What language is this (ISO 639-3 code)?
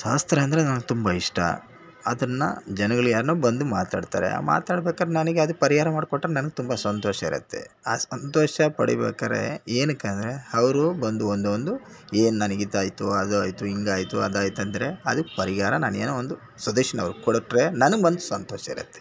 kan